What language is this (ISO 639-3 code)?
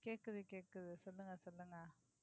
tam